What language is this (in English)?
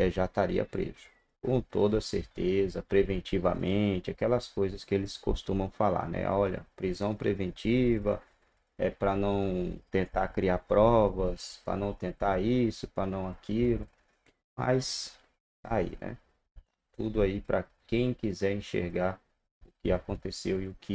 Portuguese